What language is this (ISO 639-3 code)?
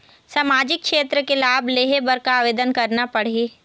hne